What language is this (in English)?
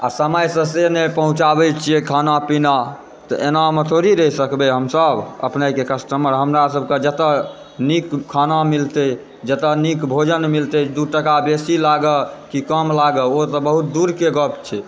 Maithili